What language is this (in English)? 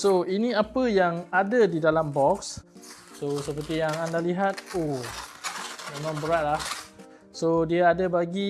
Malay